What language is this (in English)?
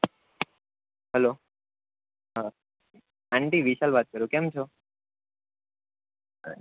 Gujarati